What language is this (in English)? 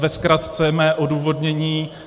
Czech